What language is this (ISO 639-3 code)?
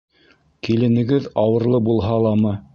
bak